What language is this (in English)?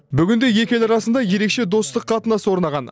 Kazakh